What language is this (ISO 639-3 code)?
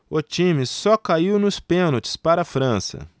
por